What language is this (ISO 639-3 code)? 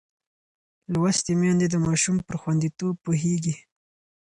pus